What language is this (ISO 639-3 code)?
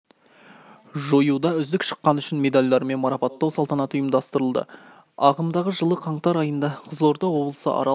kaz